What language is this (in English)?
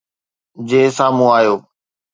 Sindhi